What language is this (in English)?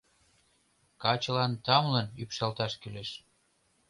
Mari